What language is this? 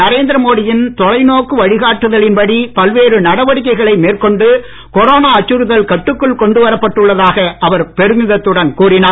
Tamil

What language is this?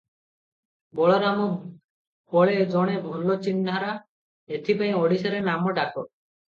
Odia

